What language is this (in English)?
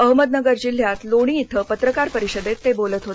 Marathi